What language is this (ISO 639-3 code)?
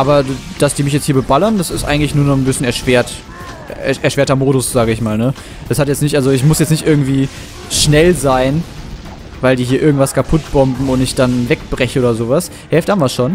deu